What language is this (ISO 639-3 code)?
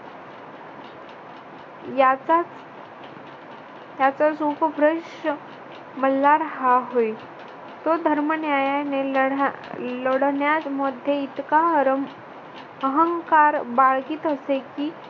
mar